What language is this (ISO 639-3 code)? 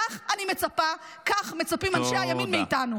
heb